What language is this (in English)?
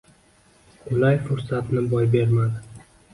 Uzbek